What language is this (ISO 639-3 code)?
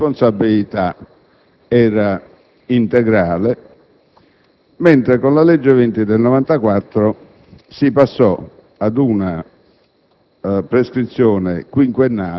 ita